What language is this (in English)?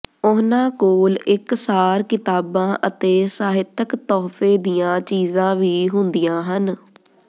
Punjabi